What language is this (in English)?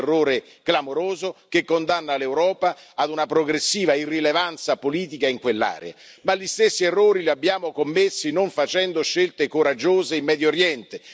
Italian